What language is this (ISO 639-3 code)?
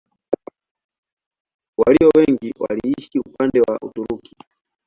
swa